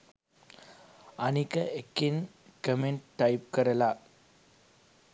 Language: Sinhala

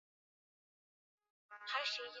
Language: Swahili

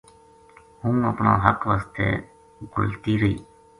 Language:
Gujari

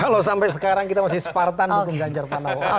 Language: Indonesian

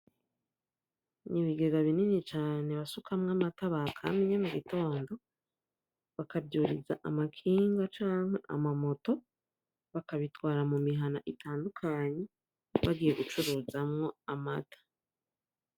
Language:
Rundi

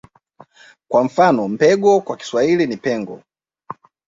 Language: Swahili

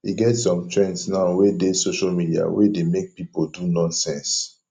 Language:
Nigerian Pidgin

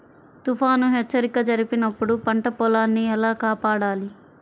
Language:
Telugu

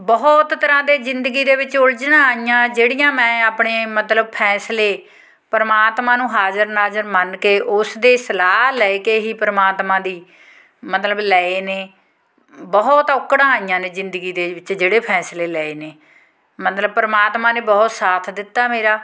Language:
Punjabi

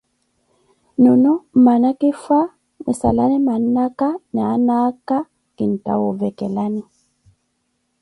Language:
Koti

